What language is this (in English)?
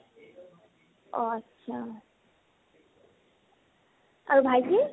Assamese